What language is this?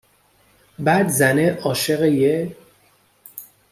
Persian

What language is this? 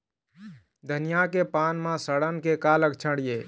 Chhattisgarhi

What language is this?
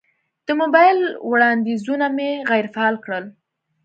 Pashto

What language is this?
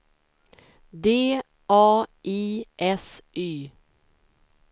Swedish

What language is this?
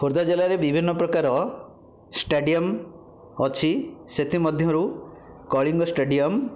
Odia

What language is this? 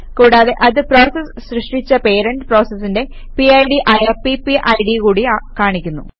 Malayalam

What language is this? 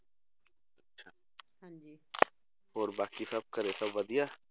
Punjabi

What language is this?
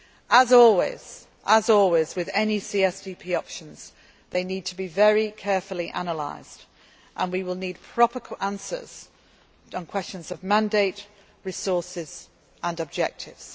English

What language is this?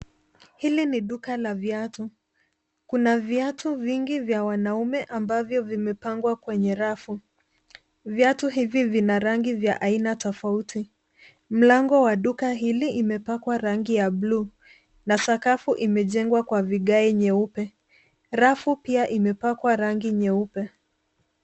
Swahili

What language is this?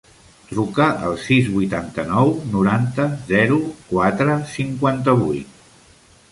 Catalan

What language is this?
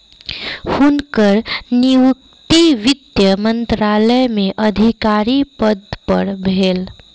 Maithili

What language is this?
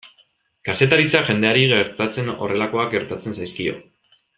Basque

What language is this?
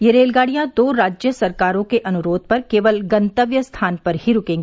Hindi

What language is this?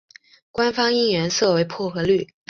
Chinese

